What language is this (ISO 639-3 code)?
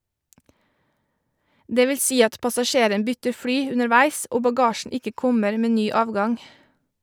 nor